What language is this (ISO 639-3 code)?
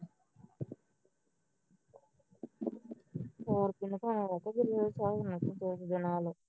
pan